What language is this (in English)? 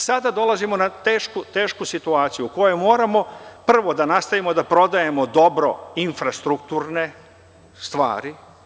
Serbian